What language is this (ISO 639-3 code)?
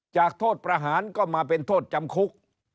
tha